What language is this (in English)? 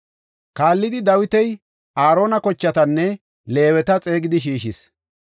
Gofa